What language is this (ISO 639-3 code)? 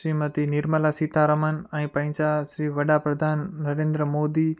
snd